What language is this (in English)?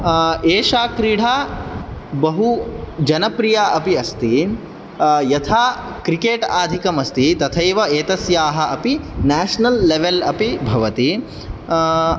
Sanskrit